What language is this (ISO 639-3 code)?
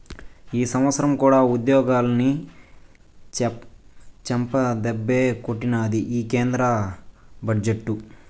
tel